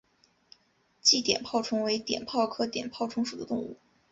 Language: Chinese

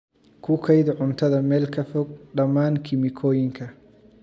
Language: Somali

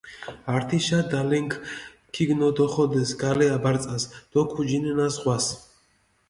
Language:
Mingrelian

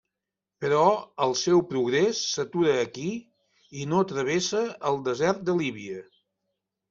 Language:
Catalan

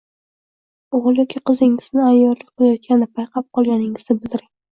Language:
Uzbek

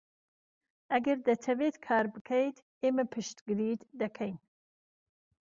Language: Central Kurdish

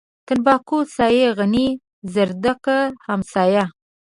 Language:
Pashto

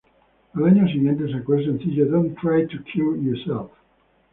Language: Spanish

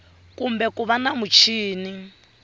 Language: Tsonga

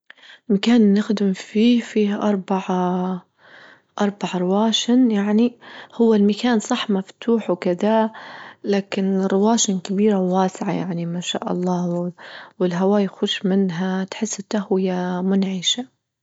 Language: Libyan Arabic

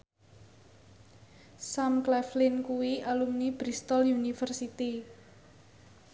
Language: Javanese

